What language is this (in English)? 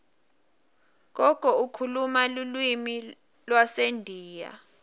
Swati